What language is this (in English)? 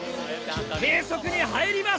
Japanese